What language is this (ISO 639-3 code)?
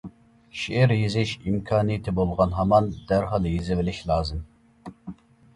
uig